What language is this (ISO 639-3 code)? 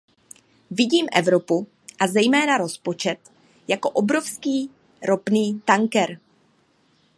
ces